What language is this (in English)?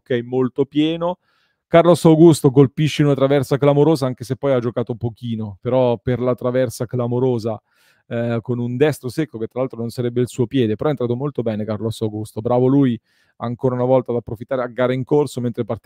Italian